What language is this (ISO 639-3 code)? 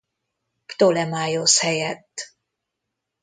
hun